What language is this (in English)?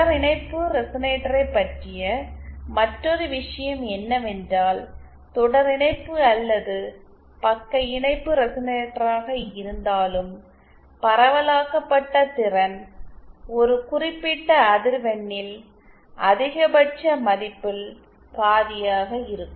Tamil